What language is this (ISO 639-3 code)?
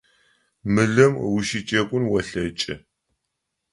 ady